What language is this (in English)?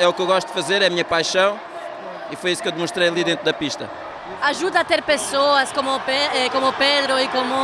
Portuguese